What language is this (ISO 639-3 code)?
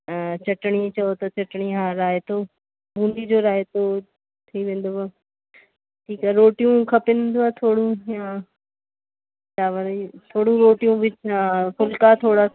snd